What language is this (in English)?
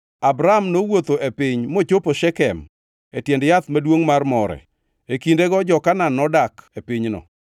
Luo (Kenya and Tanzania)